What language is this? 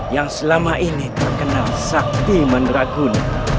Indonesian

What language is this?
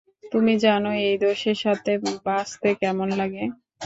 Bangla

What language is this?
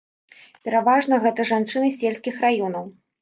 Belarusian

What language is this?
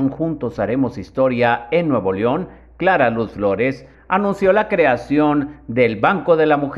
Spanish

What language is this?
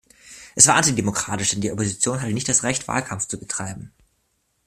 German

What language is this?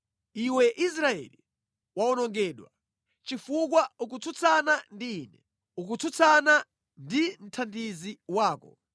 Nyanja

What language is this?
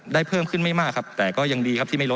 Thai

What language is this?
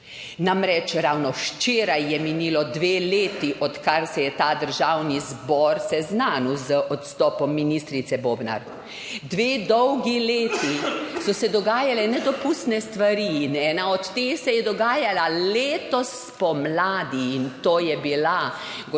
Slovenian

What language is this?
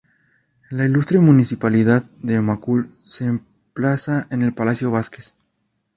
Spanish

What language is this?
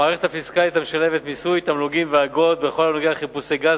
Hebrew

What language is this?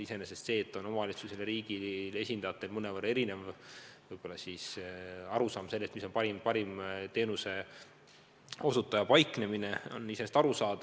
Estonian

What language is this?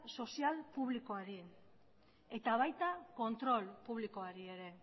Basque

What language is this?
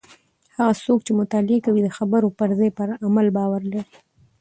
Pashto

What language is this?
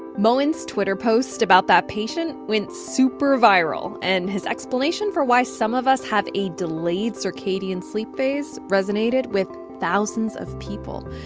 English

